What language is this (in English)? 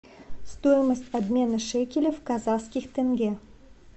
Russian